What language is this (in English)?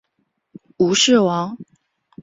Chinese